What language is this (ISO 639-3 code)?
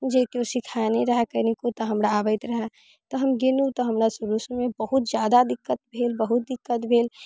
mai